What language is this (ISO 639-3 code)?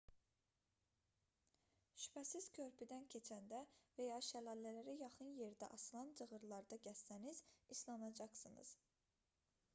aze